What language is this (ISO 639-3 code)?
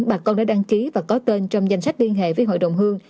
vie